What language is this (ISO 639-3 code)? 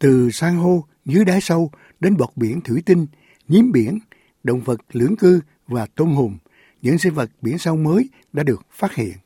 vie